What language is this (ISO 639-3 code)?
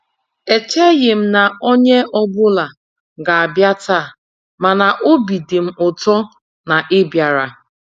ibo